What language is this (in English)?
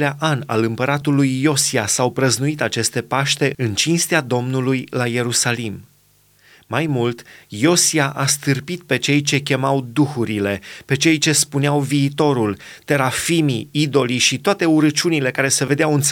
Romanian